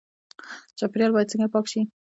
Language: Pashto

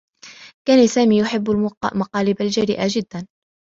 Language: Arabic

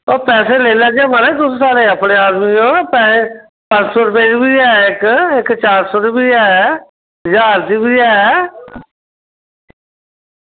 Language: Dogri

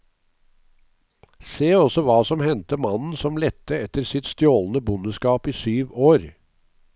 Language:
Norwegian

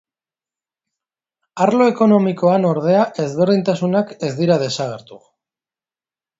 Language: Basque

